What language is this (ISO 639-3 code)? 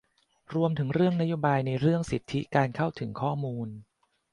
tha